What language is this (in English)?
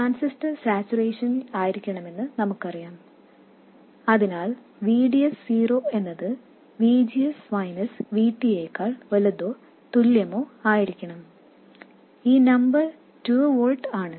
Malayalam